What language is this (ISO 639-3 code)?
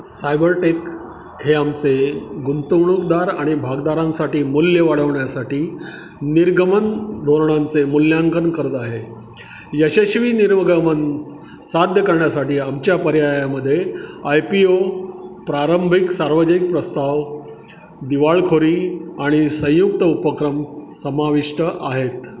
mar